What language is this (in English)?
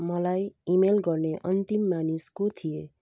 Nepali